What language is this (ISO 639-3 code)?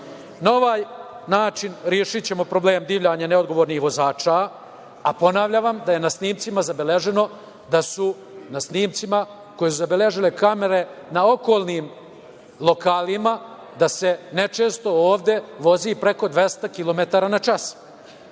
srp